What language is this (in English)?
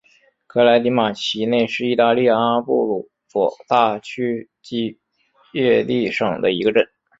Chinese